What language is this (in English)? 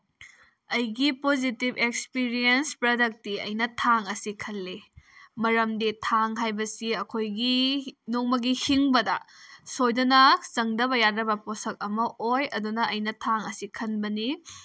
Manipuri